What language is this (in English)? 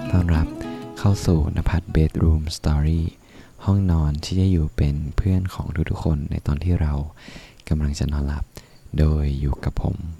Thai